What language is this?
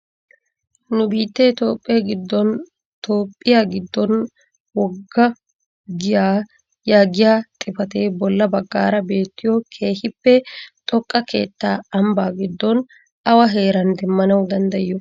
Wolaytta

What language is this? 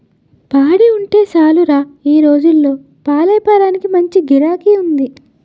Telugu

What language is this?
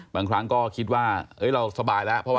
Thai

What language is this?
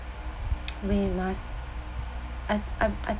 English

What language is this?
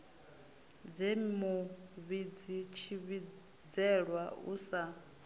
Venda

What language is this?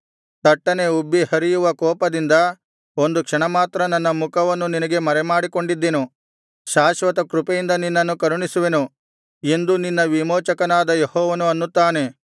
Kannada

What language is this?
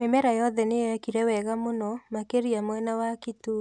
Kikuyu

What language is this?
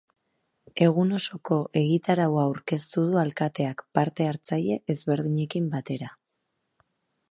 Basque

